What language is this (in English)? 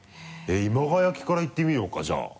Japanese